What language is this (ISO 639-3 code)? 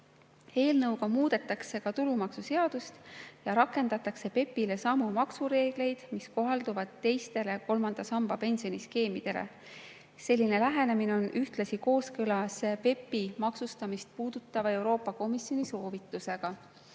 est